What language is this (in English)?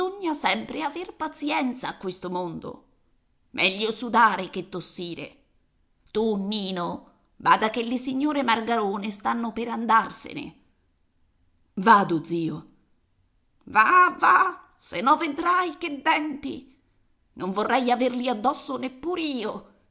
Italian